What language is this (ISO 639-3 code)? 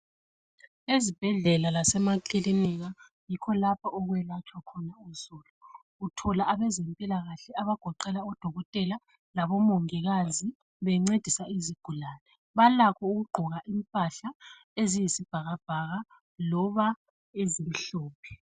nde